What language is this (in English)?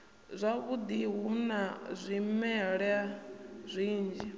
Venda